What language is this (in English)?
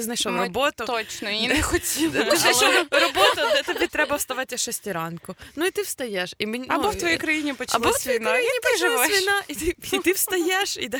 Ukrainian